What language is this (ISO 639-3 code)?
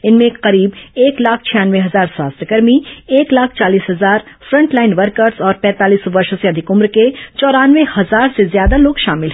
hin